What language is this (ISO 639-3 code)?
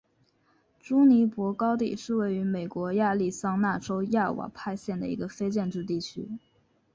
zho